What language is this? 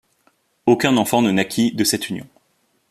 French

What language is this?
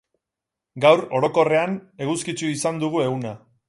Basque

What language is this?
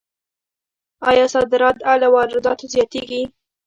Pashto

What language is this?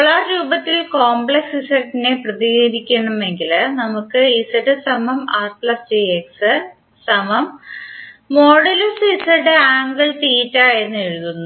Malayalam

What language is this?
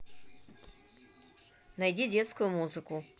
Russian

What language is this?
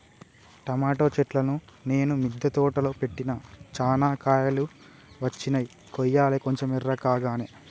Telugu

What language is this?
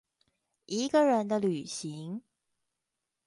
Chinese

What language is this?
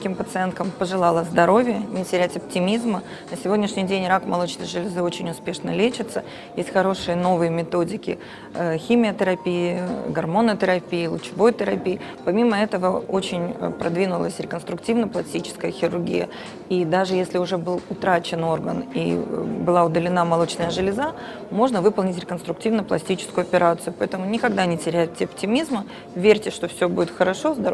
Russian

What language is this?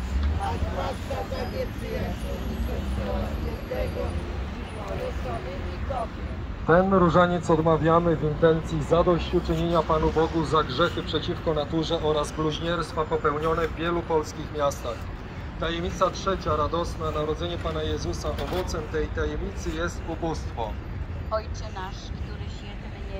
Polish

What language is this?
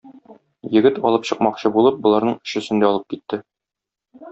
Tatar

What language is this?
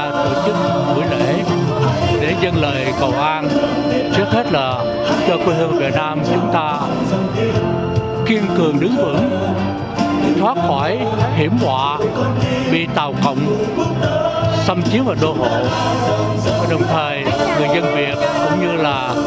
Vietnamese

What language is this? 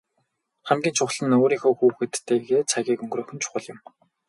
Mongolian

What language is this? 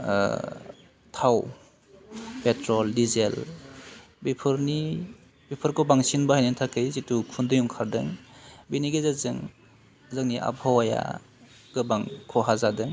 Bodo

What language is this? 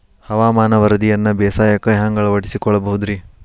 Kannada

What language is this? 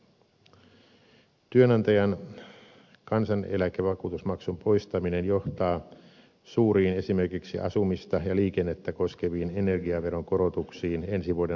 Finnish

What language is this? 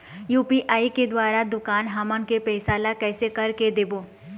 Chhattisgarhi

